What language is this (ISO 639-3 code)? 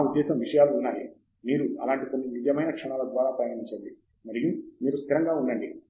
tel